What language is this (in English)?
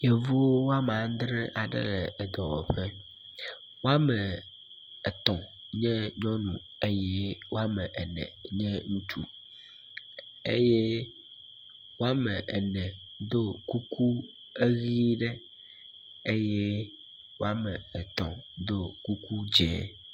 Ewe